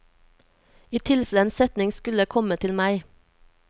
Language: Norwegian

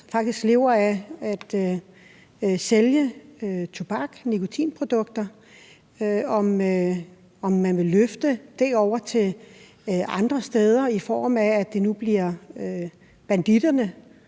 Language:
Danish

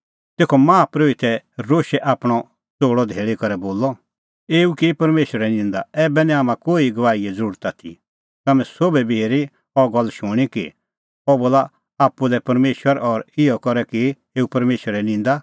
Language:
Kullu Pahari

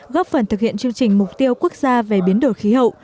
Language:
Vietnamese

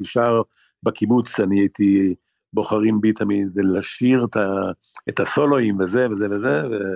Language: Hebrew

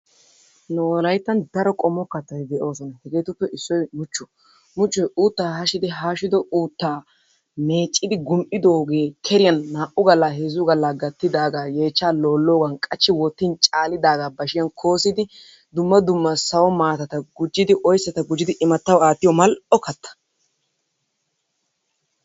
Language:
Wolaytta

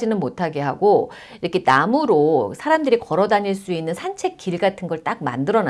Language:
Korean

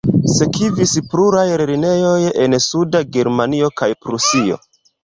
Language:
Esperanto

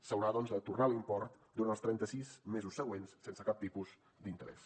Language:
Catalan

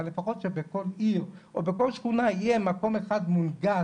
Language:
Hebrew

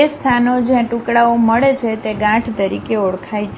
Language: Gujarati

